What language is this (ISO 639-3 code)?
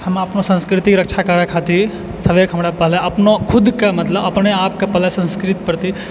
mai